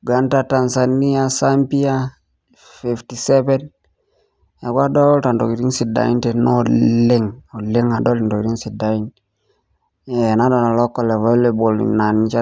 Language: Masai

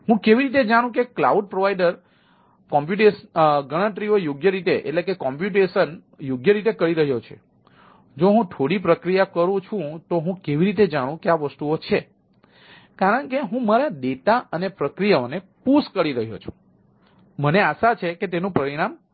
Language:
Gujarati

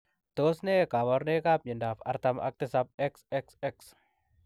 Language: Kalenjin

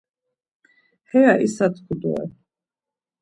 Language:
Laz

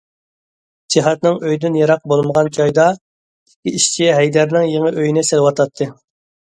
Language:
Uyghur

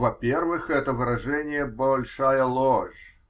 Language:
Russian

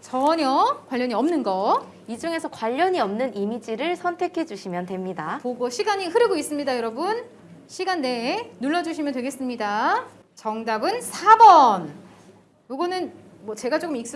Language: Korean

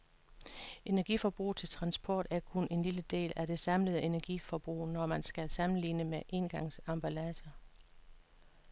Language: Danish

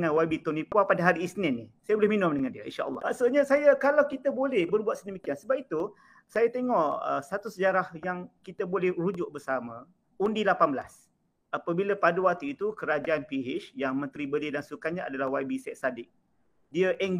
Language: Malay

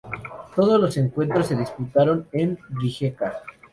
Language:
Spanish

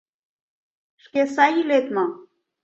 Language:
Mari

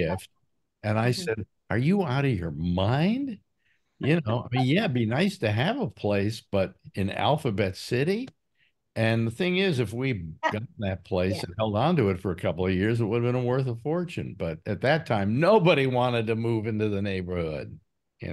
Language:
English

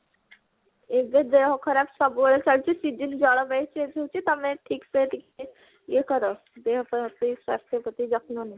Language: Odia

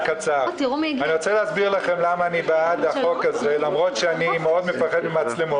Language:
Hebrew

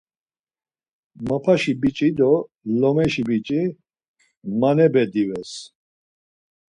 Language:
Laz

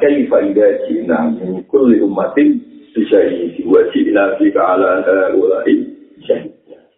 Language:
Indonesian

